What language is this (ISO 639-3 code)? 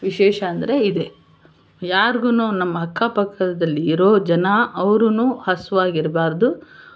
kan